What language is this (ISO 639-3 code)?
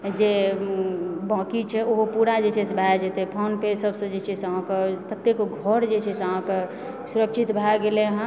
mai